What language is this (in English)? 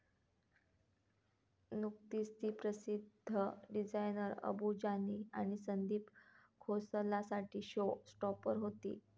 Marathi